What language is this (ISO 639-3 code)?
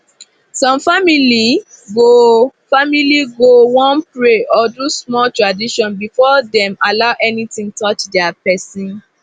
pcm